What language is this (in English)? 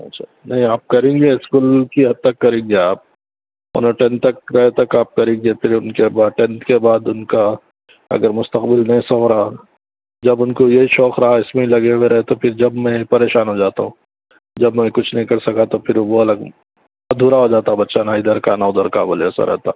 Urdu